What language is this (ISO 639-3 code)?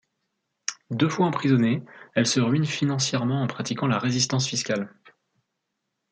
fra